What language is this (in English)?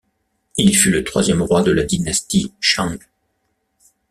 French